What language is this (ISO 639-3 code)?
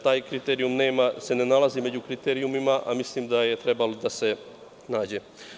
srp